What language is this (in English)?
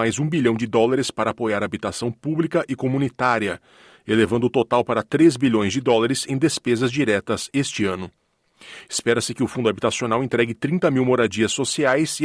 Portuguese